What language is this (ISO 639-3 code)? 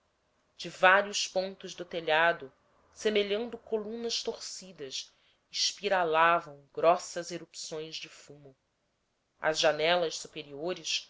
por